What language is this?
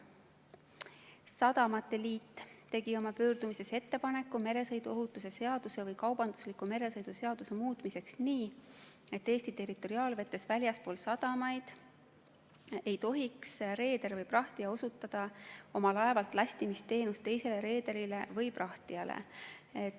Estonian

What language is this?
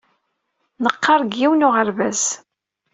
Kabyle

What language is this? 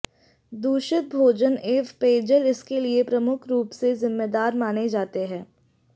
Hindi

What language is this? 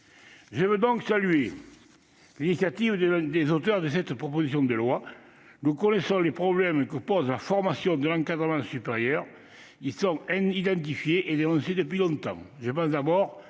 French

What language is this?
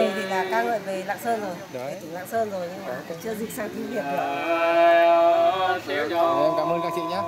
Vietnamese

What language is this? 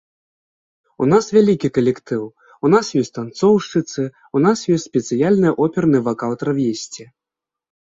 Belarusian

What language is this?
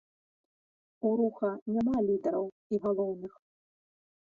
Belarusian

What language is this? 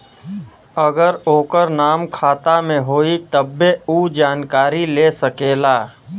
Bhojpuri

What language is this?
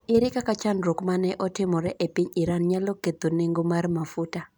Luo (Kenya and Tanzania)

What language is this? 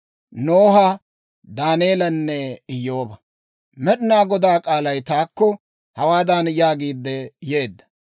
Dawro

